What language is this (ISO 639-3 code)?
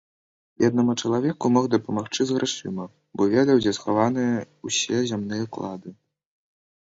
bel